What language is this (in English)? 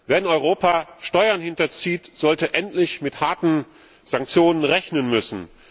German